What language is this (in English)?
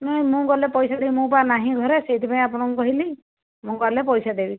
Odia